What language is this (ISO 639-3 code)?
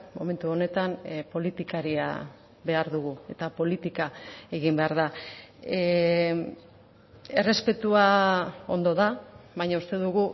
eus